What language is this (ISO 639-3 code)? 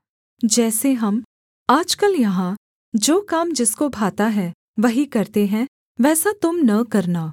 hin